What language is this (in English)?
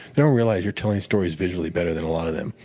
English